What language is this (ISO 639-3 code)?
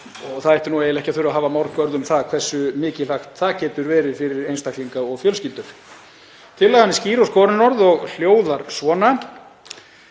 isl